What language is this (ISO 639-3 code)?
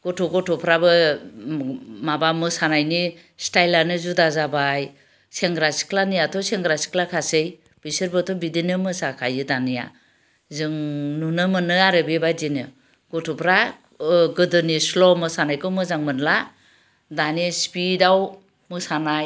brx